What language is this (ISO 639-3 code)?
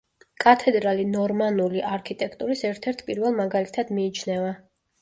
kat